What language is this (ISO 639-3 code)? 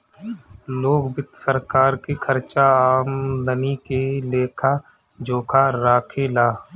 bho